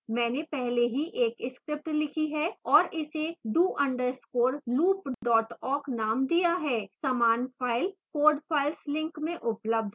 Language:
Hindi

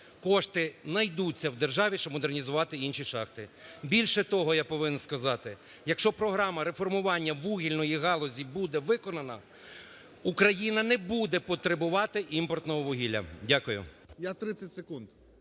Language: Ukrainian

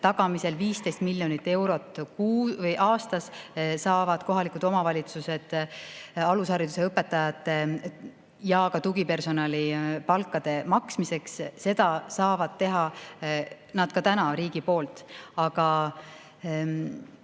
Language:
Estonian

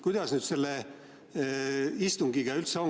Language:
Estonian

